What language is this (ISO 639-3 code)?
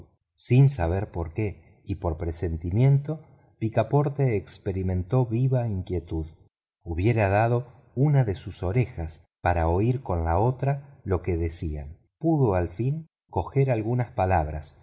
spa